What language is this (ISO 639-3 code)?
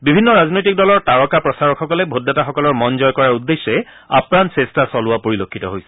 asm